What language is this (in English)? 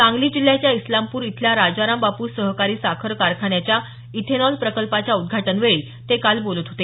Marathi